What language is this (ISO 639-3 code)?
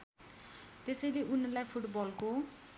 nep